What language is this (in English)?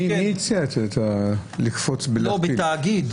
Hebrew